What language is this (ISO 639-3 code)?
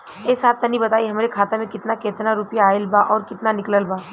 bho